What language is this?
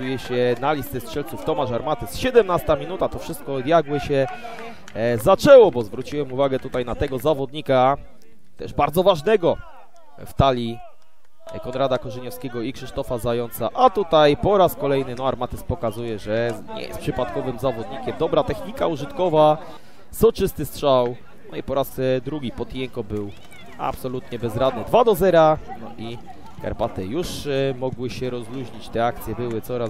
Polish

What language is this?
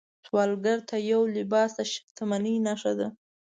Pashto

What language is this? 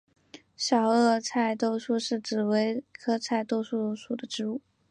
Chinese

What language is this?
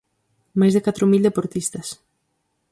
Galician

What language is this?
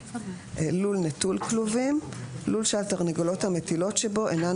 Hebrew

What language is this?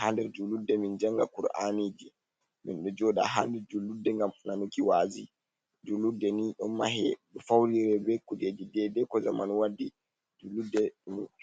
Fula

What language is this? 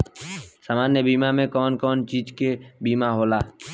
Bhojpuri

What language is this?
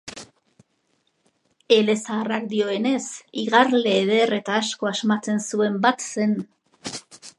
Basque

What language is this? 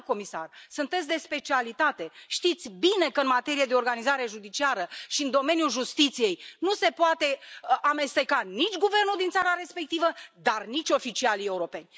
Romanian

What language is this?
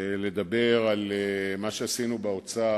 Hebrew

